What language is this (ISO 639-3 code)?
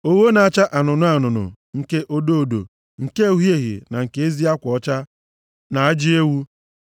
ibo